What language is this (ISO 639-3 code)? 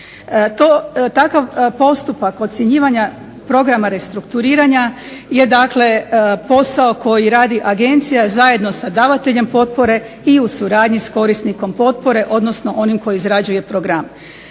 hrv